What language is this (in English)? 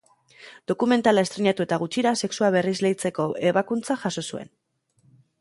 Basque